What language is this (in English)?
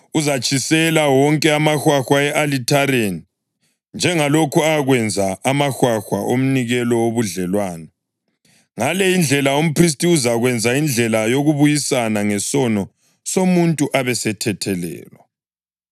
North Ndebele